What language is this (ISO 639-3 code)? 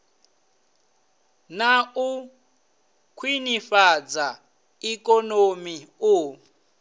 ven